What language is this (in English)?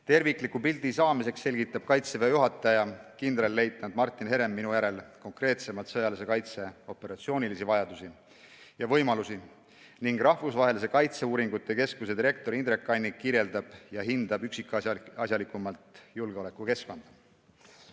Estonian